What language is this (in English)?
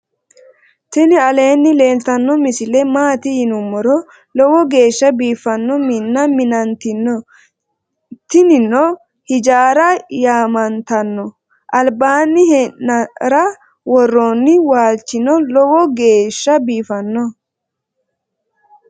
Sidamo